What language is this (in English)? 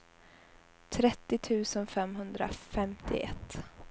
Swedish